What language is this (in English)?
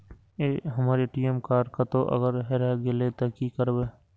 Maithili